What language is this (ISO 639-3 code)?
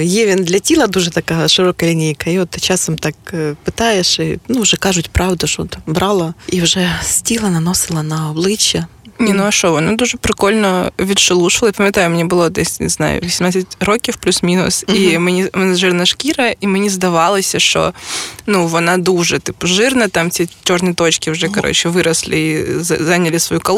ukr